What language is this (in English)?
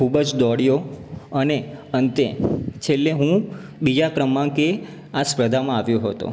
Gujarati